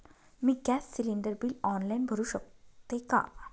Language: Marathi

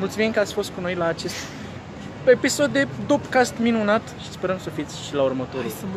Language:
Romanian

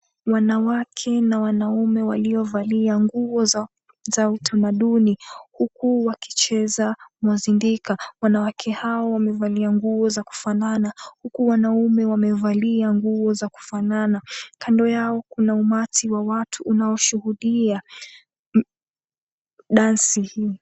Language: Swahili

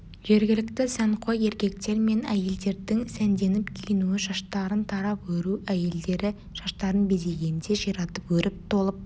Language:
Kazakh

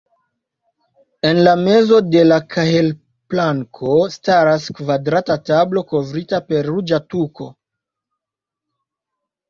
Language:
Esperanto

